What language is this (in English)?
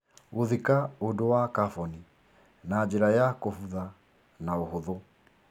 Kikuyu